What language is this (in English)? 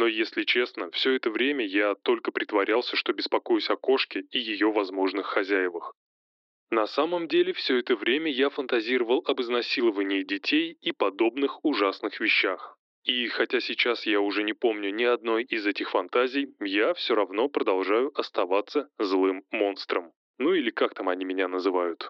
Russian